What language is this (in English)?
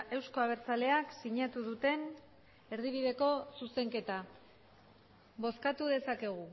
Basque